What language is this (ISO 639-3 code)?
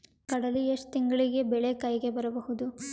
kan